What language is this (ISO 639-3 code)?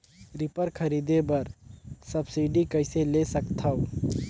hne